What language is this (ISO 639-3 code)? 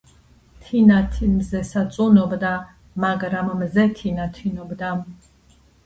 kat